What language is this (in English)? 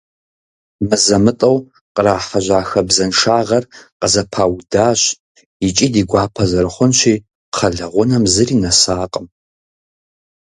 Kabardian